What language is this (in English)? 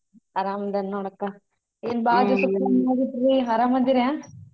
Kannada